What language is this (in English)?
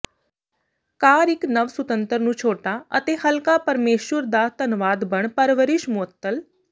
Punjabi